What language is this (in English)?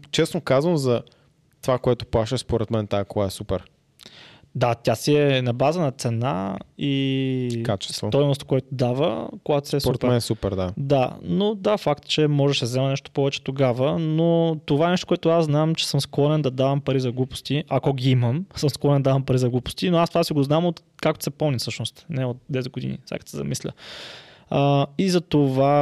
Bulgarian